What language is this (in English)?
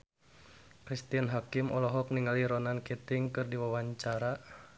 Sundanese